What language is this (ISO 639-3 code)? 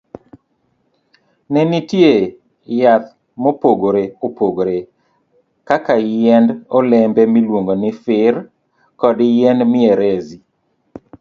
luo